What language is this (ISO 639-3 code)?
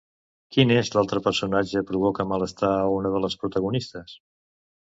cat